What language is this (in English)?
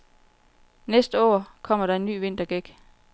Danish